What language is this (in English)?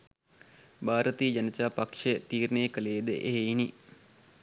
Sinhala